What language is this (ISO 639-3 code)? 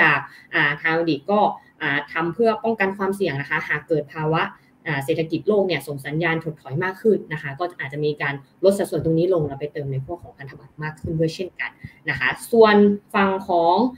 tha